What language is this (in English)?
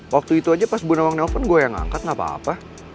Indonesian